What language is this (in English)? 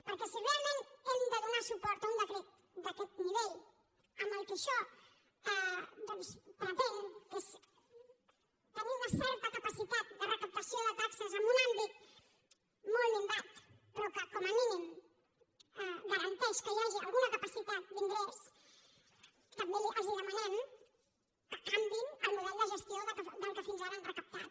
Catalan